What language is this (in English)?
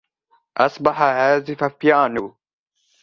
Arabic